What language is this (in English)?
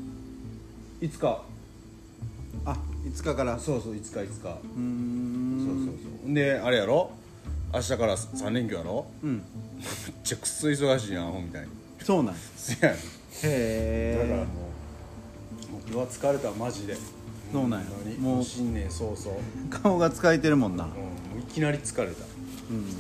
Japanese